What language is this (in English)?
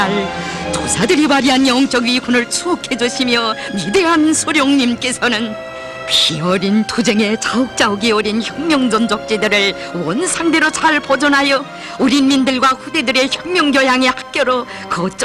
Korean